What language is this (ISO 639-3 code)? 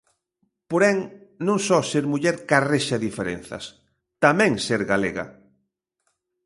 glg